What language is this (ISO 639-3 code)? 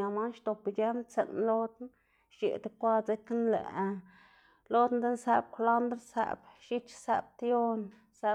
ztg